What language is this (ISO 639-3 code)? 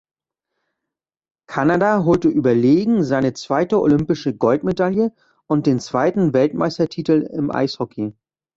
deu